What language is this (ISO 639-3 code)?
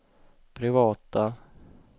swe